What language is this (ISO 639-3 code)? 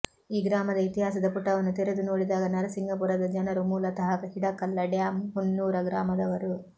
kan